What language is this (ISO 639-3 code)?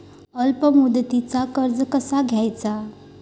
mar